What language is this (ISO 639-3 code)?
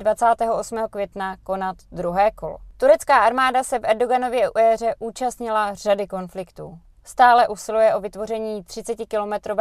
ces